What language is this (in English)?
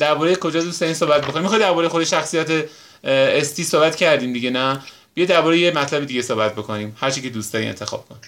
Persian